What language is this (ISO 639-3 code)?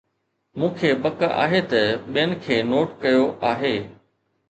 snd